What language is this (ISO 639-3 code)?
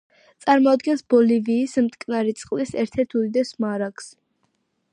kat